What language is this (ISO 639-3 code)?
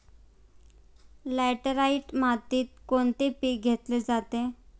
mar